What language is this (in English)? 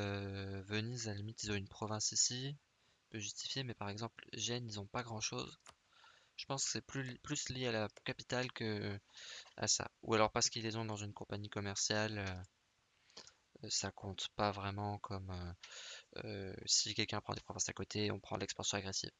French